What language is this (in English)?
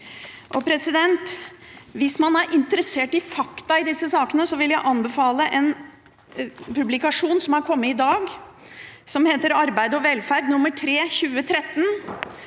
Norwegian